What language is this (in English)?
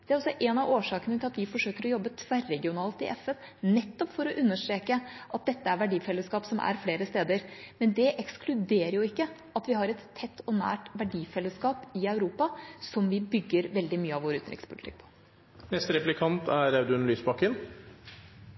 Norwegian Bokmål